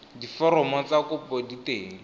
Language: Tswana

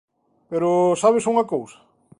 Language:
Galician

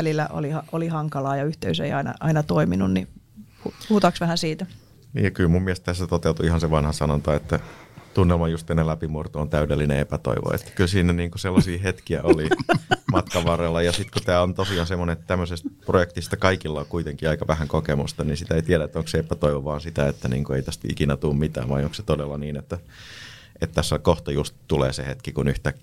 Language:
Finnish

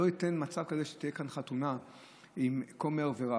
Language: Hebrew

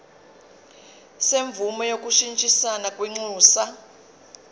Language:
Zulu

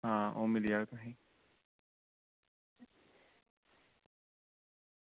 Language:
Dogri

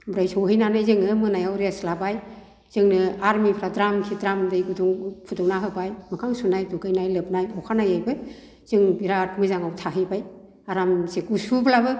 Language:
Bodo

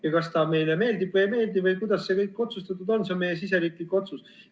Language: Estonian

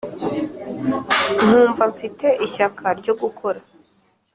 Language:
Kinyarwanda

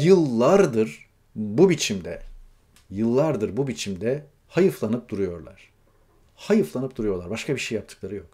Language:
Turkish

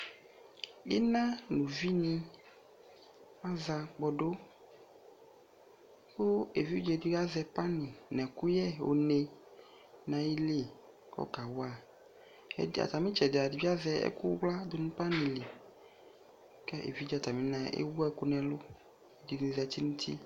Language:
Ikposo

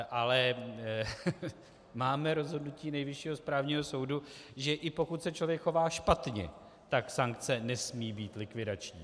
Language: Czech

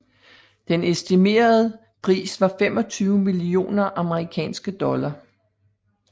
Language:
Danish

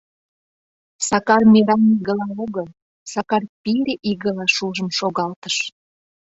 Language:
Mari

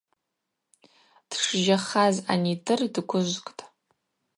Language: Abaza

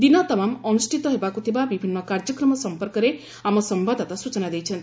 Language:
Odia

